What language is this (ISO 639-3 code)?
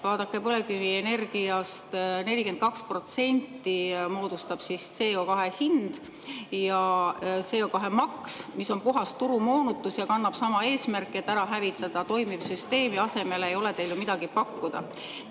est